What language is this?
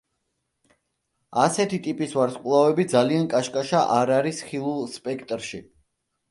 Georgian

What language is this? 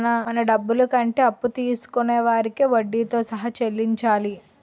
Telugu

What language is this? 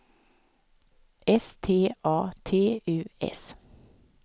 Swedish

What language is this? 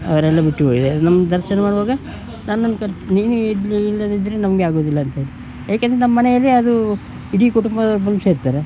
Kannada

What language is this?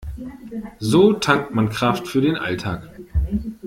German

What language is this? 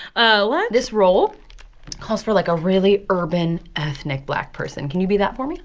English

